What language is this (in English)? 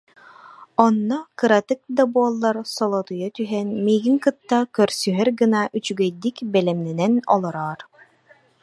Yakut